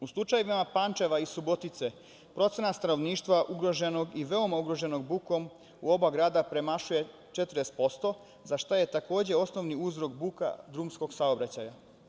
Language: Serbian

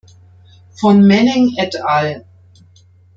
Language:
German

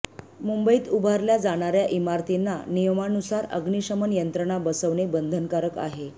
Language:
Marathi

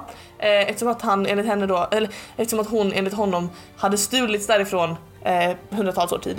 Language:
Swedish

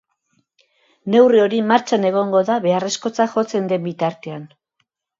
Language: Basque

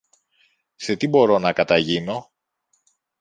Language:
Greek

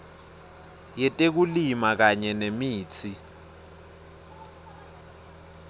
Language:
Swati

